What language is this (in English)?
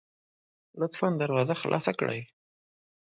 Pashto